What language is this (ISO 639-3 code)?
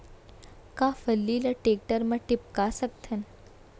hne